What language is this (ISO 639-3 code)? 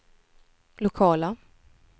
swe